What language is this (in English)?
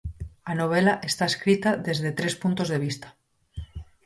Galician